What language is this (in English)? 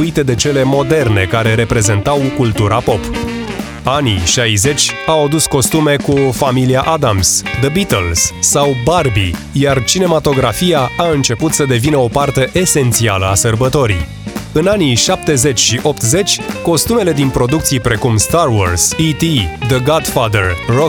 Romanian